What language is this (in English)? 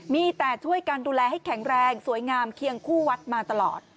Thai